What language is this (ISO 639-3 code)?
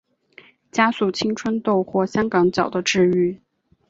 zho